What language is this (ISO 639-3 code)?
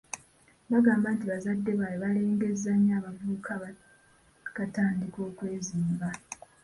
lug